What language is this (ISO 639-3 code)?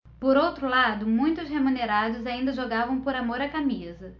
por